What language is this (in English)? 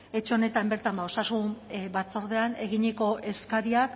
Basque